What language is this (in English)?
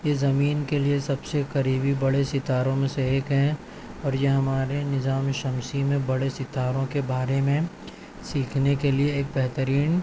Urdu